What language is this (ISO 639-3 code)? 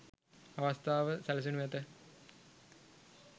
sin